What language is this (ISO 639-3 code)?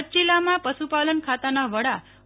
guj